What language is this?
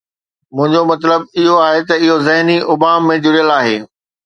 Sindhi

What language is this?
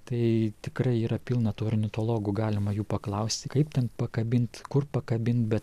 Lithuanian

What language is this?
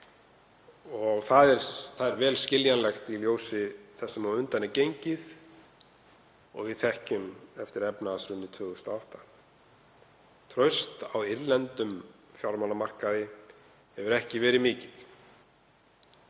Icelandic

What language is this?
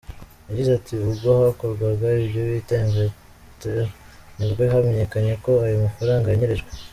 Kinyarwanda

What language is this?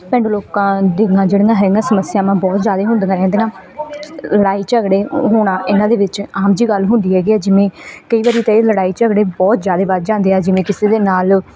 Punjabi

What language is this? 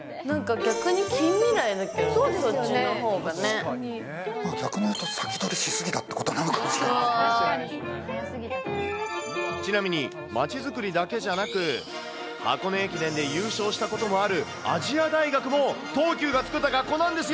Japanese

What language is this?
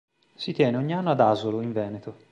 Italian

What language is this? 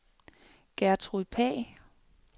Danish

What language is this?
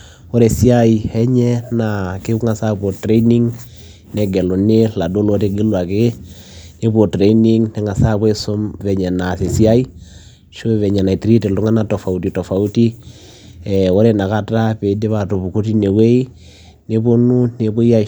Masai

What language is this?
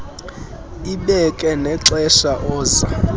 Xhosa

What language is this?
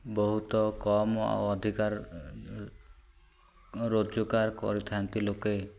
Odia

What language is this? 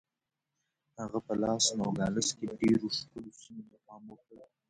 Pashto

